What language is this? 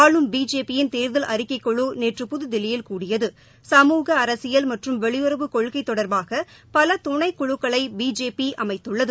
Tamil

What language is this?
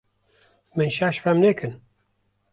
Kurdish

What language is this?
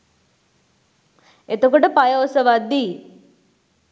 Sinhala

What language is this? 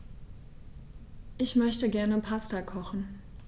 German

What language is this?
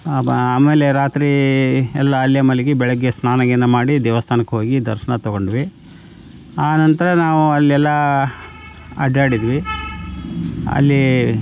Kannada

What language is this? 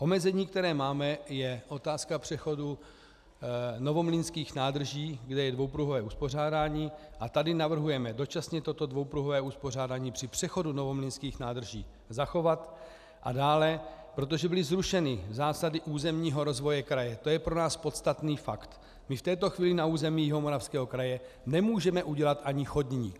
Czech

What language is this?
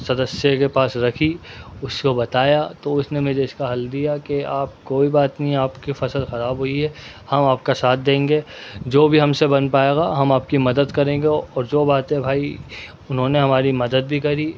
Urdu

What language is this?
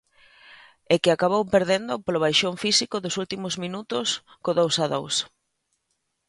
Galician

